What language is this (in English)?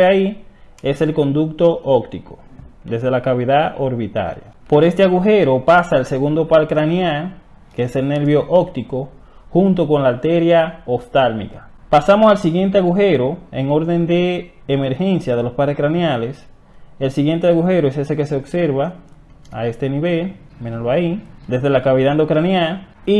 Spanish